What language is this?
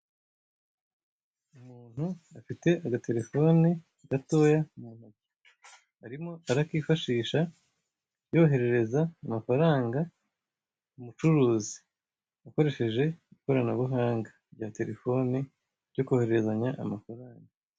Kinyarwanda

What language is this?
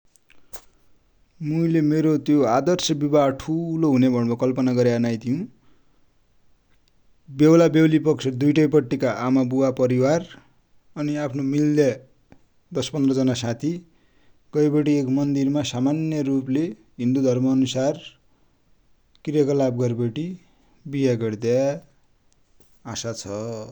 Dotyali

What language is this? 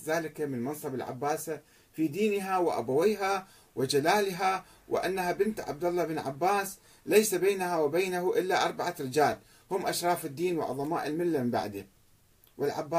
Arabic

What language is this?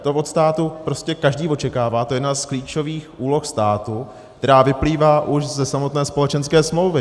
Czech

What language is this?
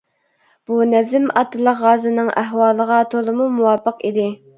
Uyghur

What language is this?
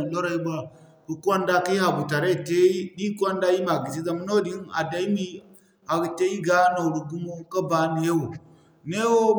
Zarma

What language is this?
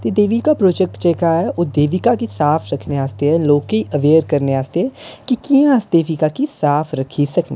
Dogri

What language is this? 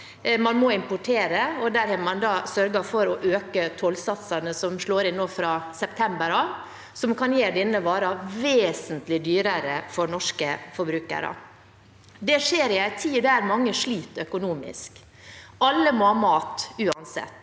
Norwegian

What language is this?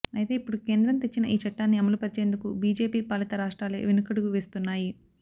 Telugu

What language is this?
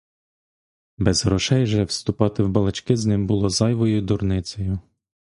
Ukrainian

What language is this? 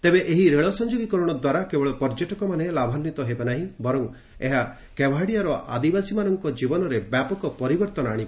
Odia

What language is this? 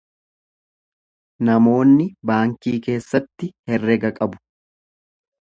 Oromo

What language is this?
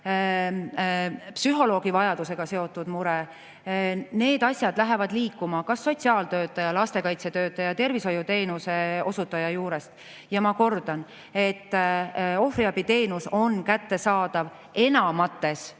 Estonian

